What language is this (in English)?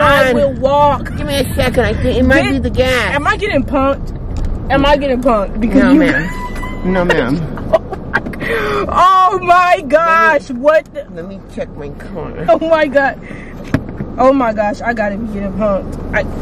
English